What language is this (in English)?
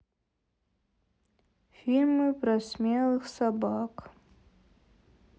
Russian